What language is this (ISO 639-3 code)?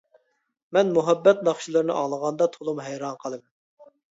uig